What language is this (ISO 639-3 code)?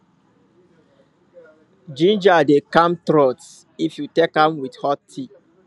pcm